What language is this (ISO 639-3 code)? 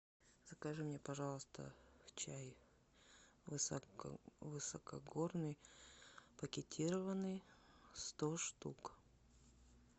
rus